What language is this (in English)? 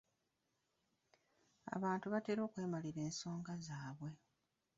Ganda